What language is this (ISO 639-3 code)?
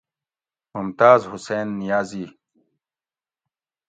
gwc